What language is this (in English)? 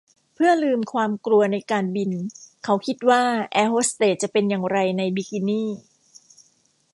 Thai